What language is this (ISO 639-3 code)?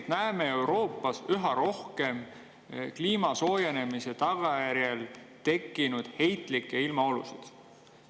est